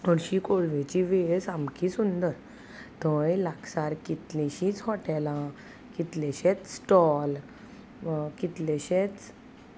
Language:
Konkani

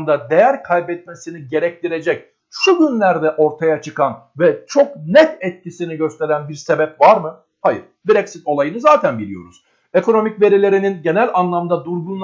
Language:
Turkish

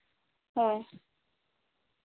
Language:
Santali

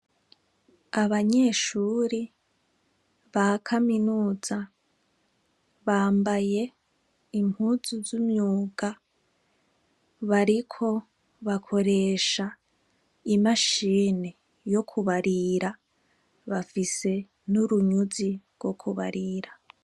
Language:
Rundi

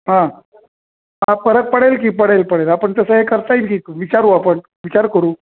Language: Marathi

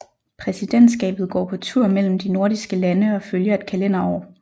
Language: Danish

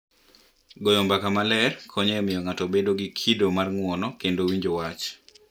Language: Luo (Kenya and Tanzania)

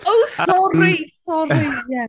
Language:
Welsh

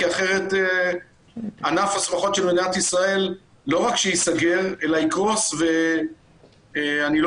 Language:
Hebrew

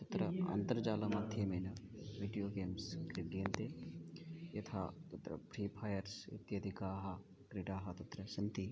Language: Sanskrit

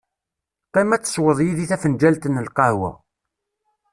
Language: Kabyle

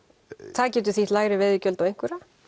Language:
Icelandic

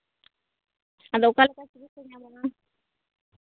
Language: Santali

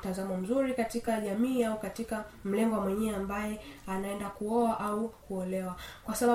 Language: Swahili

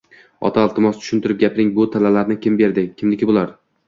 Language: Uzbek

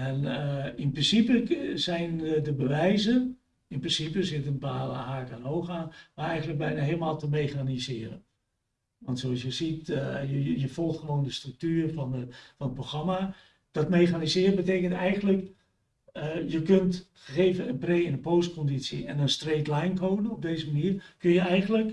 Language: Dutch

